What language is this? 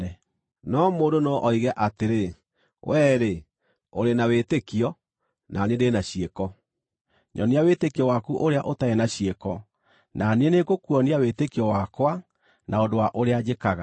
Kikuyu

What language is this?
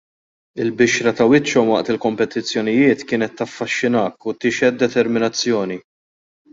Maltese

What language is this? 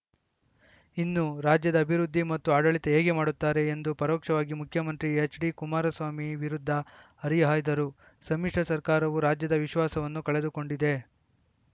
Kannada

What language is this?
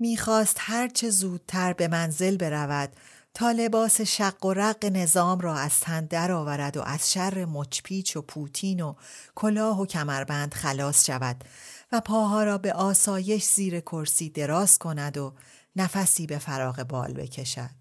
Persian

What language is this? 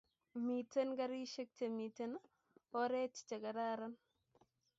Kalenjin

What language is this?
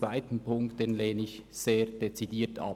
Swiss German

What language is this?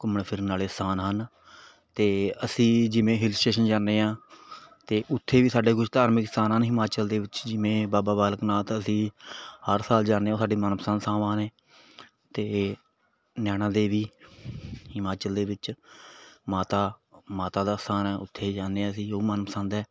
Punjabi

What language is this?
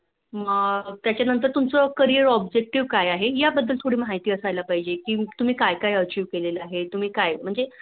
Marathi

